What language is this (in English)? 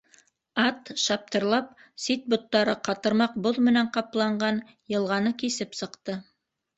Bashkir